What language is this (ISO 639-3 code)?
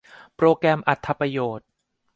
tha